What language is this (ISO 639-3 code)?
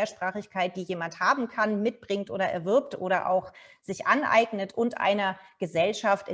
deu